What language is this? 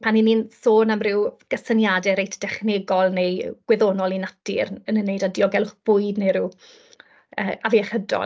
Welsh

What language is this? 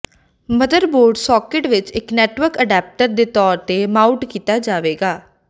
Punjabi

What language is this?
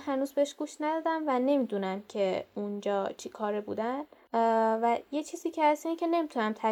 Persian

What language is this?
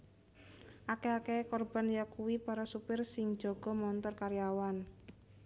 Javanese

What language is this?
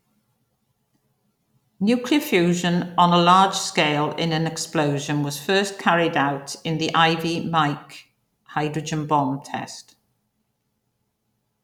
English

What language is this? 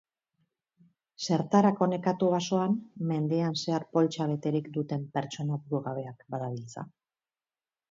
Basque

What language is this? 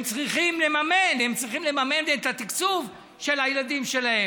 Hebrew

